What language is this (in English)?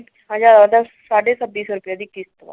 Punjabi